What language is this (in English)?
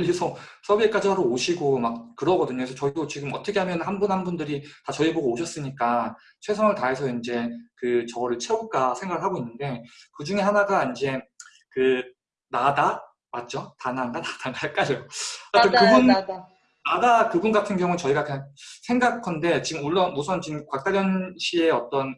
Korean